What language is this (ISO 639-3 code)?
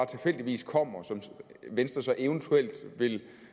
dan